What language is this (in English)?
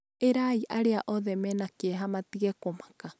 Kikuyu